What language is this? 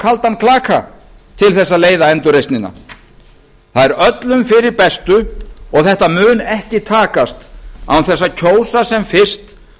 Icelandic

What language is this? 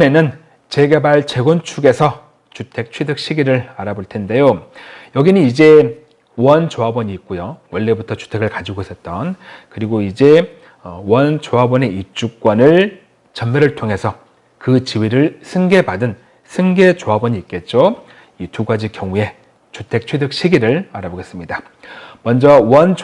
Korean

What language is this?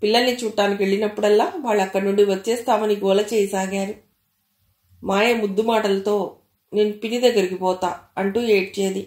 Telugu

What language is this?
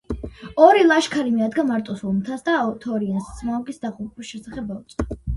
Georgian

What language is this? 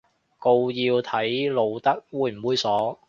Cantonese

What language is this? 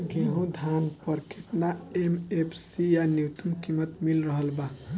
Bhojpuri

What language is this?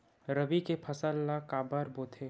Chhattisgarhi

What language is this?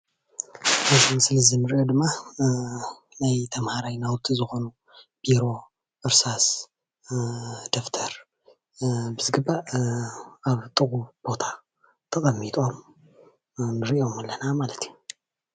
Tigrinya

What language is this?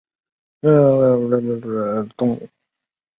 Chinese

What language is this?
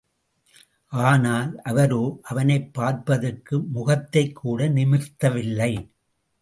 Tamil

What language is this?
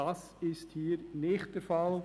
Swiss German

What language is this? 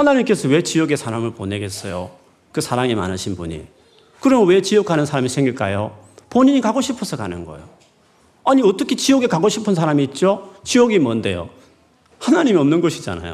Korean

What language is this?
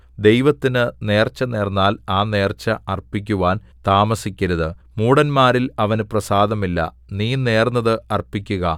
Malayalam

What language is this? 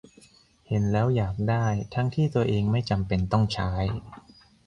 Thai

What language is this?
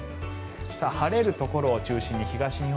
Japanese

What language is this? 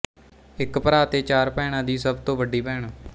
Punjabi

